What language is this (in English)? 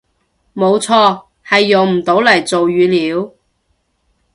Cantonese